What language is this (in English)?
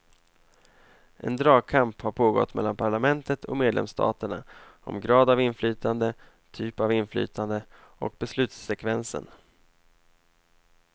Swedish